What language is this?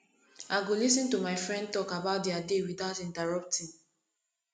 Nigerian Pidgin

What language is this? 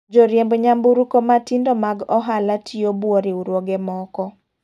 Luo (Kenya and Tanzania)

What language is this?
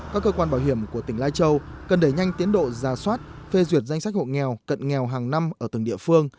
Vietnamese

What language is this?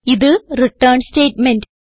Malayalam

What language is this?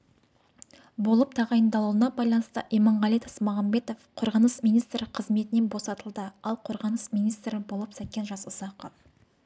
Kazakh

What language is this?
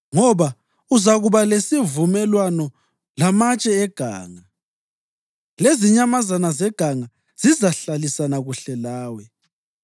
North Ndebele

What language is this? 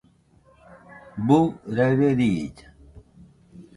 Nüpode Huitoto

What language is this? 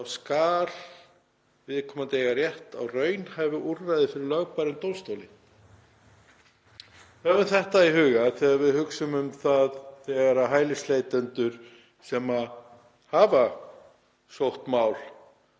Icelandic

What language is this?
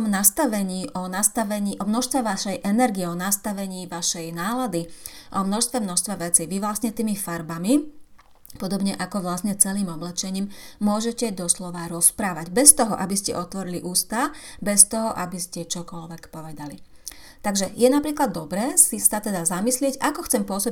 Slovak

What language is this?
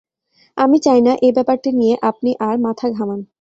Bangla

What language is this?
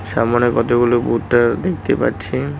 Bangla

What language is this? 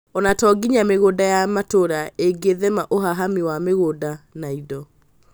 Kikuyu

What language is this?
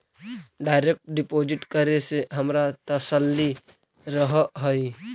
Magahi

